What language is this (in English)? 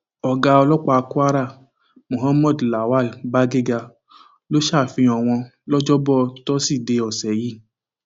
Yoruba